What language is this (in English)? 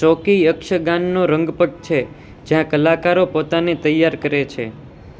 Gujarati